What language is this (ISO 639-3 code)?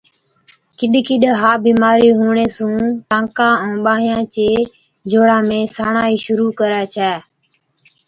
odk